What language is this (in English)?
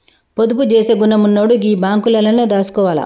Telugu